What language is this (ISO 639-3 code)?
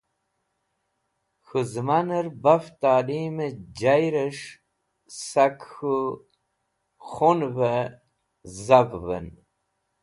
wbl